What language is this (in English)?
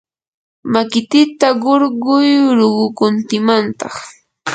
Yanahuanca Pasco Quechua